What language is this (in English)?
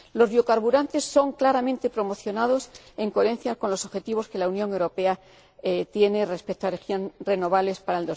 Spanish